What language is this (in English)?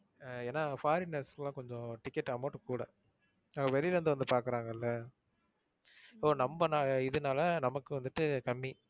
Tamil